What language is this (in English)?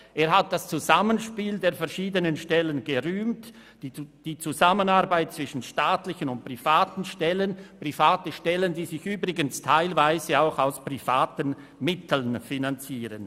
Swiss German